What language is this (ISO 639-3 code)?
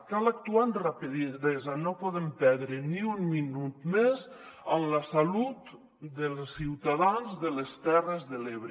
cat